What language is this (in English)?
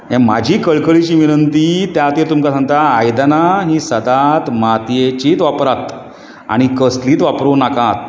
Konkani